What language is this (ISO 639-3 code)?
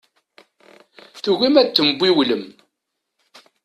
kab